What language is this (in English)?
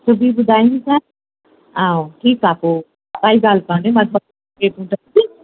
Sindhi